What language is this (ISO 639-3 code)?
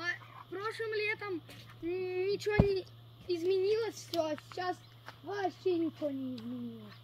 rus